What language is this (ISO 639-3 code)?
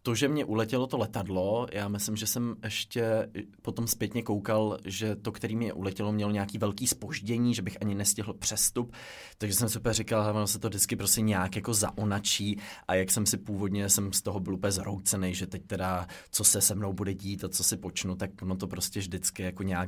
ces